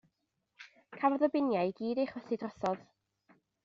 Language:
Welsh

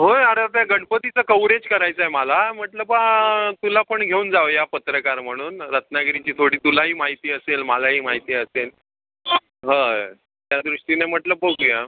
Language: Marathi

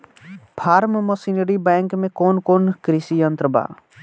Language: Bhojpuri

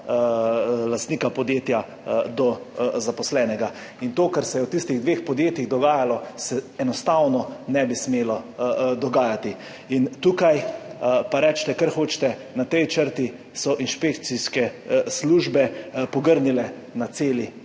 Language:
Slovenian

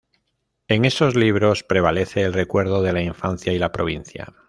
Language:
Spanish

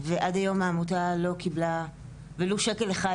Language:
Hebrew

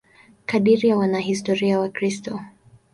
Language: Swahili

